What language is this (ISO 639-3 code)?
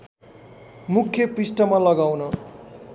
nep